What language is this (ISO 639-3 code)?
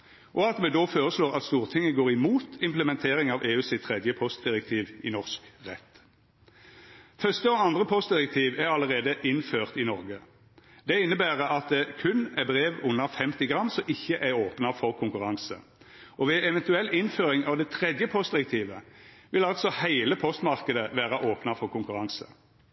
nno